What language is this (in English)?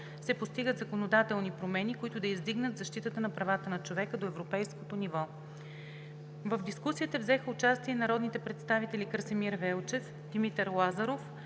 Bulgarian